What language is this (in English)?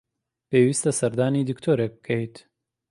Central Kurdish